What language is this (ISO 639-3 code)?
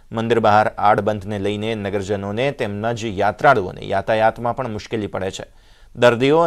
hin